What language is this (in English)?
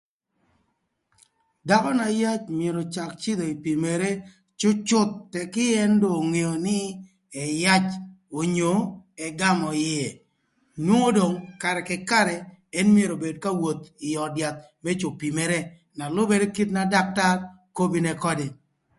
Thur